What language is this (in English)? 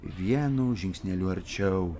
Lithuanian